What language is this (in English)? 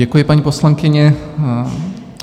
Czech